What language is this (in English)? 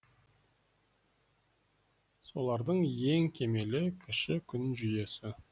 Kazakh